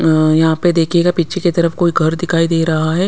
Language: Hindi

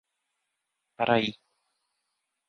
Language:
Portuguese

